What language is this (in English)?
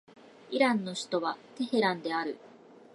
Japanese